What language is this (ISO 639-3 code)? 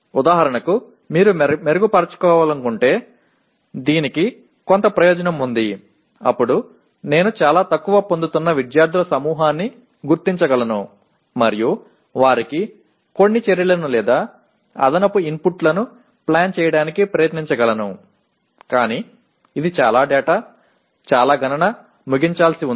tel